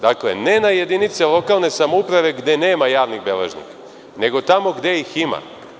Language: Serbian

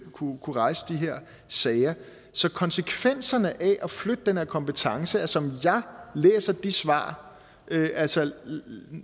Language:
Danish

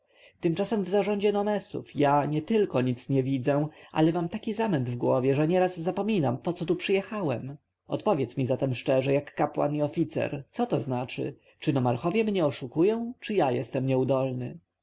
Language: Polish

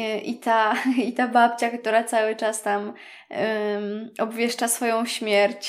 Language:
Polish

